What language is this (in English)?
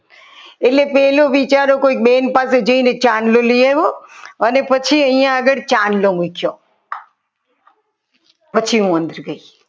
Gujarati